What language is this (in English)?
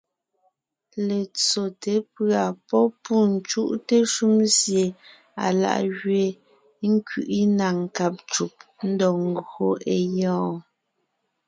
Ngiemboon